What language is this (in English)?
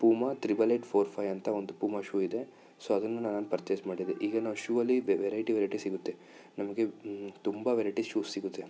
Kannada